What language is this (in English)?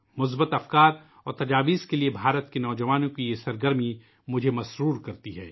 Urdu